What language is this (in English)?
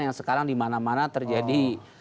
Indonesian